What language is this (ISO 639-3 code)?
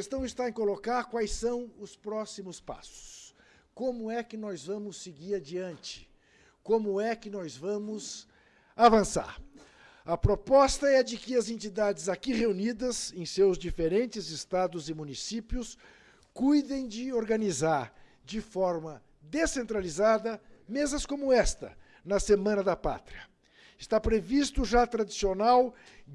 por